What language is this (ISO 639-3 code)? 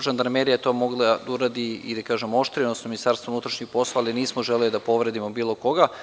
srp